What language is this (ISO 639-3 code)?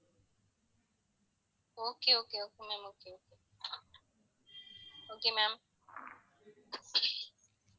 tam